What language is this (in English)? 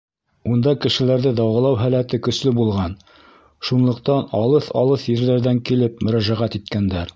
Bashkir